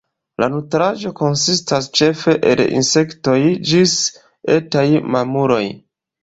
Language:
Esperanto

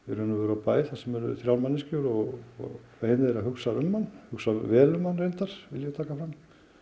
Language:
Icelandic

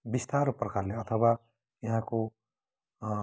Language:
Nepali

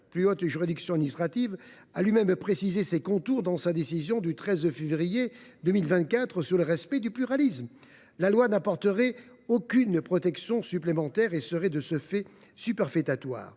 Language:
French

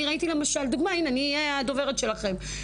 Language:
Hebrew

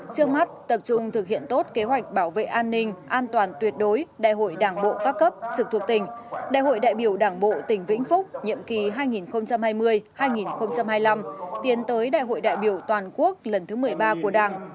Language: Vietnamese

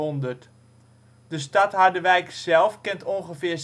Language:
Dutch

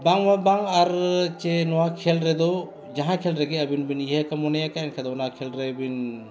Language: Santali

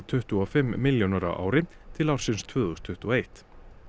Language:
Icelandic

